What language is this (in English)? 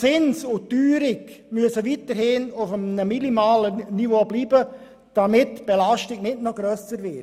Swiss German